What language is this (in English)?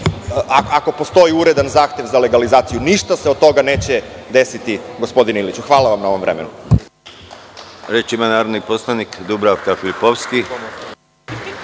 Serbian